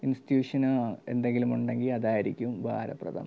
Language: Malayalam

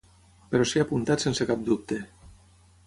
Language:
Catalan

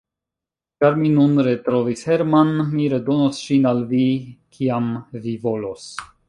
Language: Esperanto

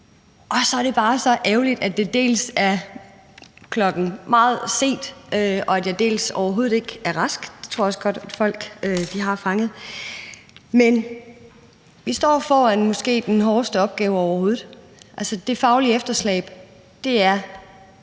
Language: Danish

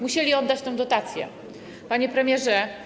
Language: Polish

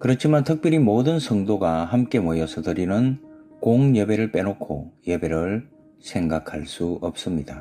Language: Korean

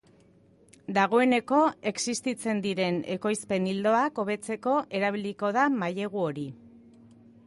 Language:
Basque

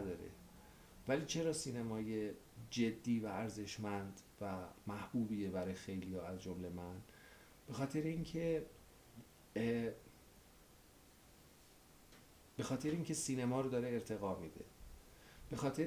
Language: Persian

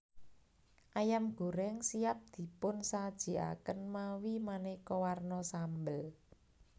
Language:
Javanese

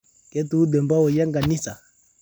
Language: Masai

